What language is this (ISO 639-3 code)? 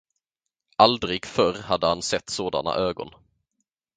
swe